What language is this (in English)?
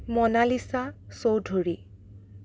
Assamese